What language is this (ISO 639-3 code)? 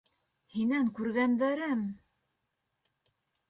bak